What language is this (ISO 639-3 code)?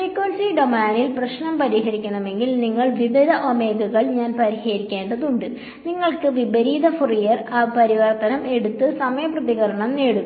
mal